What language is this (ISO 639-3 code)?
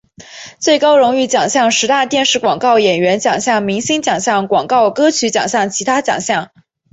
zho